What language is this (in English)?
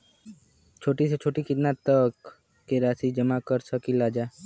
Bhojpuri